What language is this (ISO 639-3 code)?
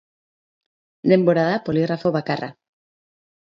eus